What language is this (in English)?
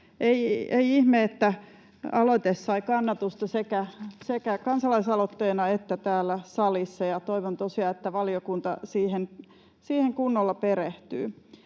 Finnish